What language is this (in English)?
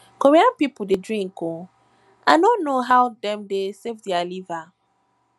Nigerian Pidgin